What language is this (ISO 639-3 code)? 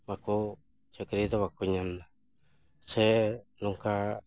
sat